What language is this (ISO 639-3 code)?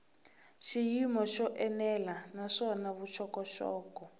tso